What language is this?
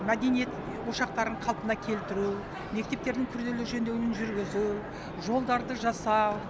Kazakh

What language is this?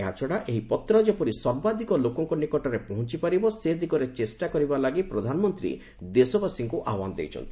Odia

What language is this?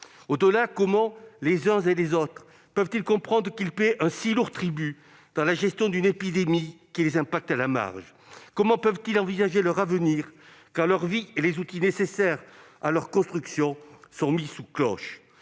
French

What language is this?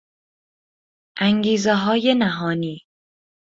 Persian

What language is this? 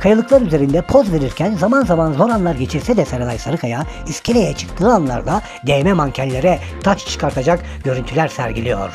Turkish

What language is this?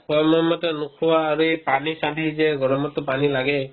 Assamese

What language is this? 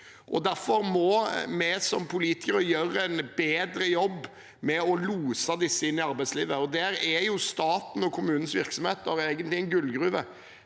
Norwegian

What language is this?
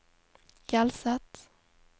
Norwegian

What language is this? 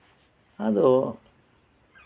Santali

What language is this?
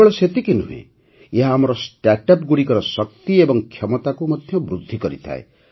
Odia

